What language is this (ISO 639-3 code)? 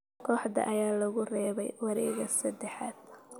som